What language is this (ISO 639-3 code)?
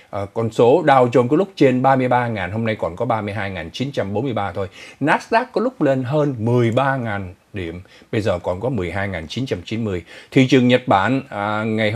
vie